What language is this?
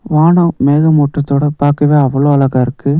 Tamil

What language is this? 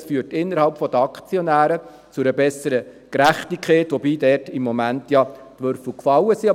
Swiss German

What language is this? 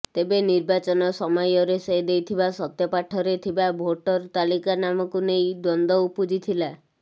Odia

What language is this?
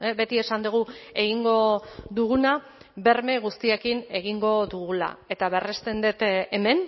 Basque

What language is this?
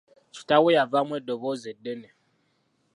Ganda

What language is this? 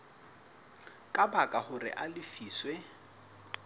Southern Sotho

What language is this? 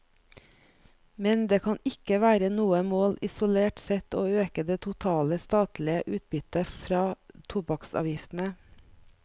Norwegian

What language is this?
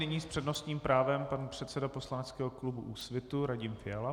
Czech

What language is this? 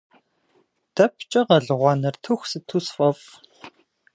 Kabardian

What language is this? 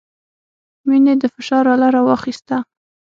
Pashto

